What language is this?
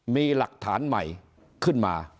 Thai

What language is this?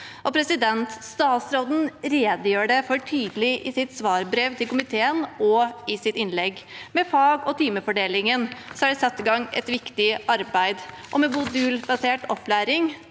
Norwegian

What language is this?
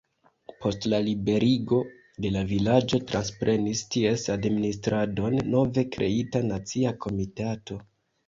Esperanto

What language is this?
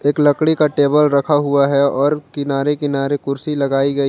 Hindi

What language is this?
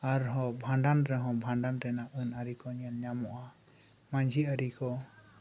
Santali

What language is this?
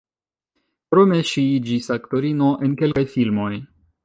Esperanto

